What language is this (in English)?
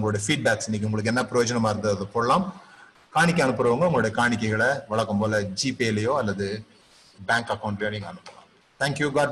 Tamil